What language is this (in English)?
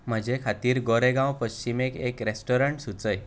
Konkani